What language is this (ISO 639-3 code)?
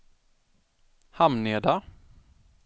swe